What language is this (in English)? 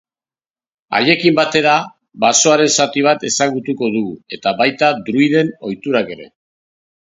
Basque